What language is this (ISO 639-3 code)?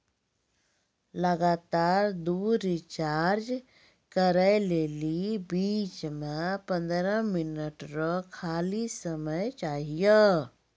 mai